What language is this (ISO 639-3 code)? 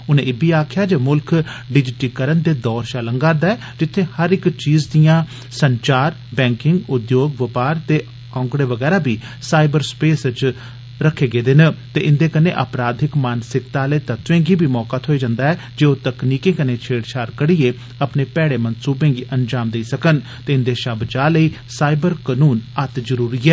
doi